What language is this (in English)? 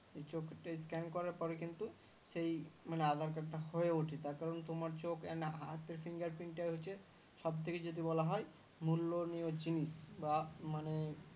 Bangla